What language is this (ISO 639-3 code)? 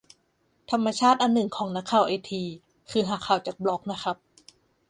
tha